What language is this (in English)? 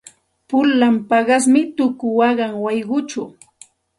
Santa Ana de Tusi Pasco Quechua